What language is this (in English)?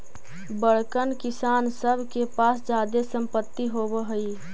Magahi